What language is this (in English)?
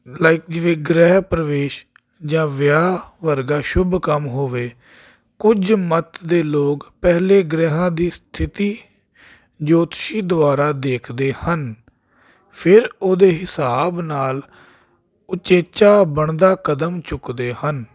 Punjabi